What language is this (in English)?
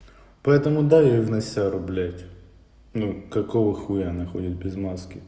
Russian